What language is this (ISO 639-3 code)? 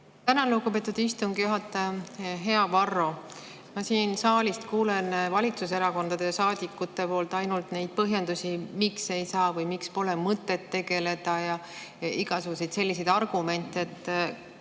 est